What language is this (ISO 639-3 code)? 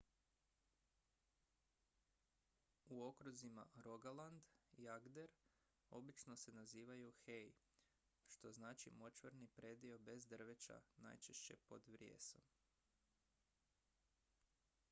hrv